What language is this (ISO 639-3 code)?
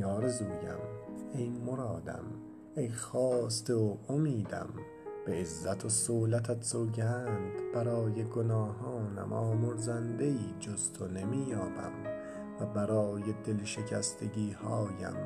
fas